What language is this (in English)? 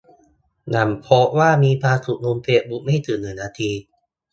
Thai